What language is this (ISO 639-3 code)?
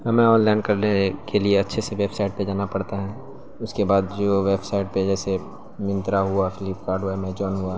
urd